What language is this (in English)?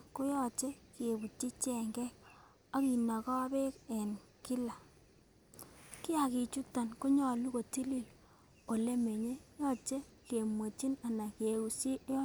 Kalenjin